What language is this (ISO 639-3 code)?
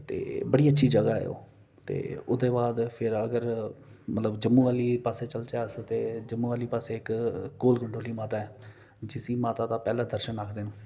doi